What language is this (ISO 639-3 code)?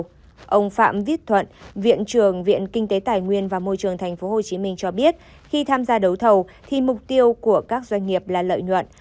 vie